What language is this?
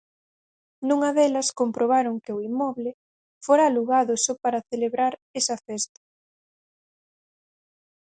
Galician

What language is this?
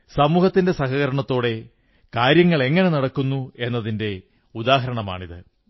Malayalam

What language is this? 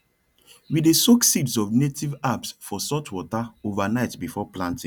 Nigerian Pidgin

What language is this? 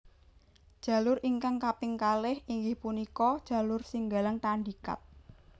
Javanese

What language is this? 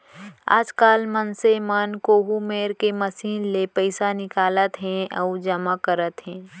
Chhattisgarhi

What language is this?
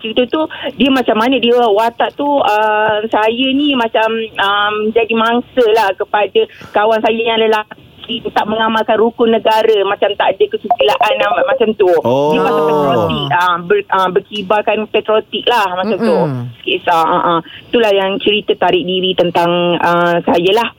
Malay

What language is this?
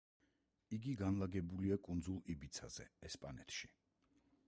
Georgian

